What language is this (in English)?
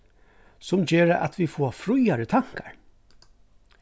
Faroese